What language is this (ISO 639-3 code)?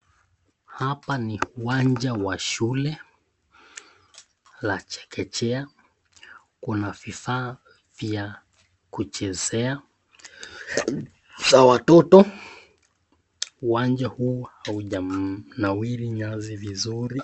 swa